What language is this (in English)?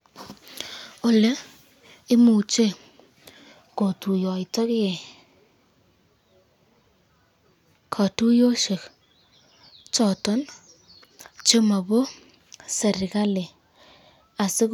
Kalenjin